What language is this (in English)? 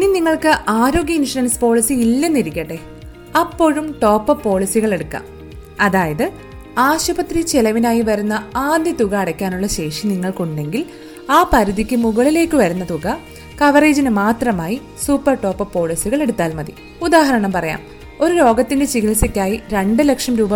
Malayalam